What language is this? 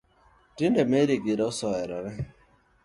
Luo (Kenya and Tanzania)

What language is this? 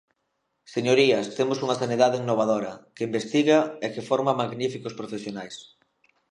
Galician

